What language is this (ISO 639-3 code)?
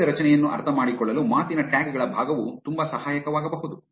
kan